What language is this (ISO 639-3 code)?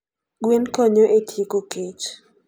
luo